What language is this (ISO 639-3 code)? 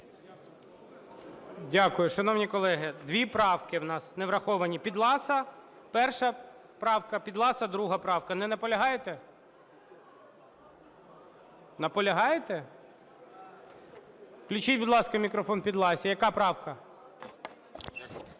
ukr